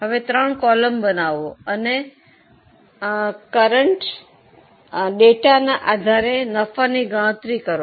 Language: Gujarati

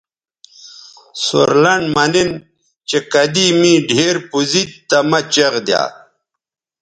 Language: Bateri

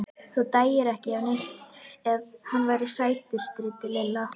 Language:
Icelandic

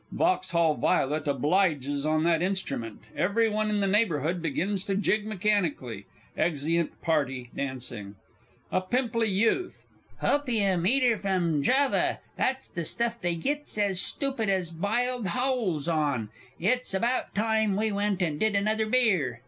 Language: English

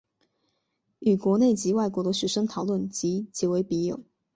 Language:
Chinese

